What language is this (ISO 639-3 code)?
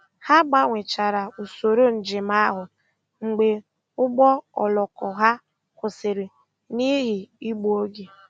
ibo